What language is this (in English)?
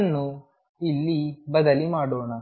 Kannada